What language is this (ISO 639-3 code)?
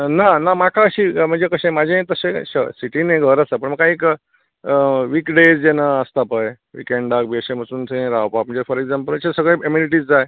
kok